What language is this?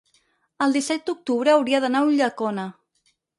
Catalan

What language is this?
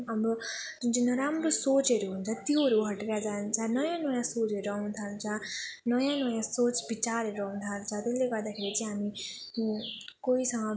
Nepali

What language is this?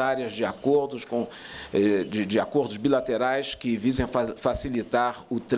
Portuguese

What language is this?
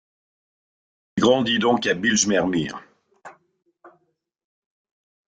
French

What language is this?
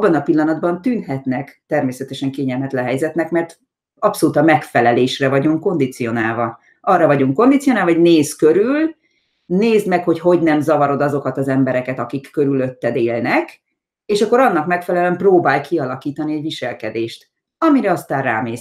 Hungarian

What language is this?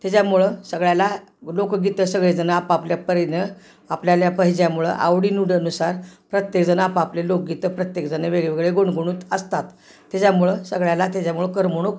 Marathi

